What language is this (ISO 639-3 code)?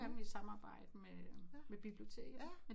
dan